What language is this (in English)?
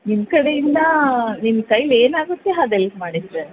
Kannada